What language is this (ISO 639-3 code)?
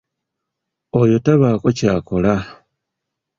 lug